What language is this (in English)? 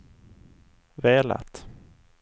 Swedish